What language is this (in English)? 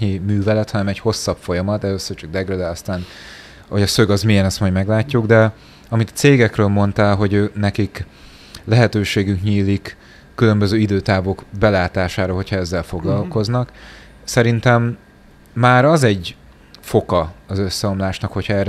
Hungarian